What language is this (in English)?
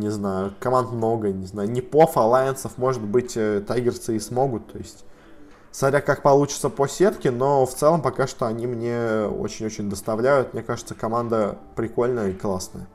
Russian